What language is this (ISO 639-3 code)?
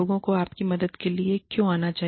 hin